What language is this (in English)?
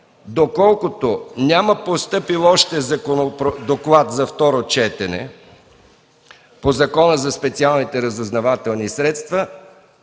Bulgarian